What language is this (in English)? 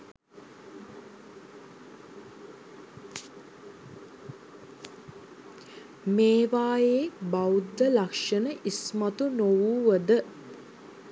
Sinhala